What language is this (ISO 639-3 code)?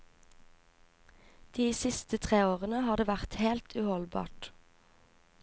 nor